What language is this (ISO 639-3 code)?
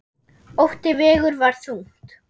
isl